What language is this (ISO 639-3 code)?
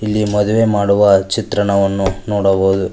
kan